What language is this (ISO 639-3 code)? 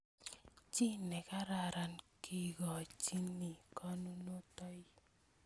kln